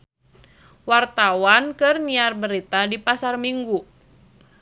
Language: Sundanese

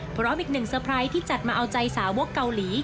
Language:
Thai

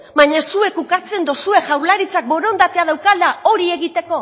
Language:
Basque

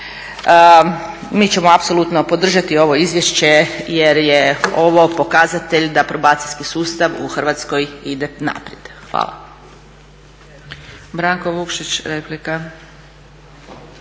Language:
Croatian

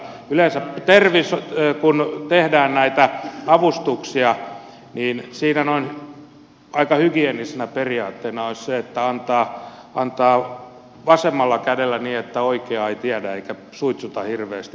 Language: Finnish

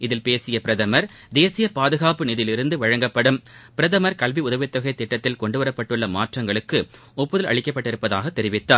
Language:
Tamil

